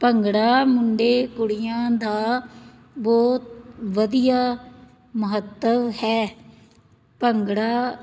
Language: Punjabi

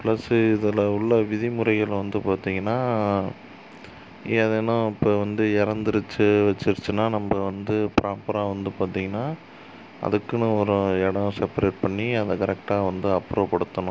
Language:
Tamil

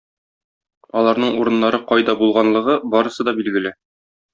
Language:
Tatar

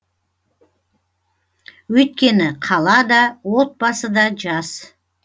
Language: Kazakh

